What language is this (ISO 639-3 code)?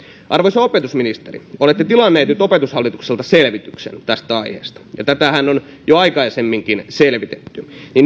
fin